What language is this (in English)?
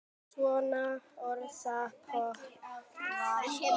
Icelandic